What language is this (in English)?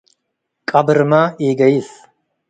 Tigre